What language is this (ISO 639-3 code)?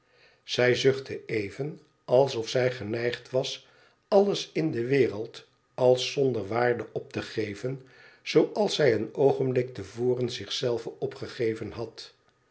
nld